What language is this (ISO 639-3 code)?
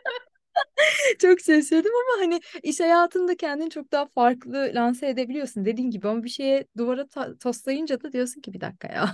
tur